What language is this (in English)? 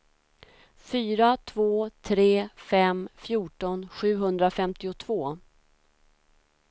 Swedish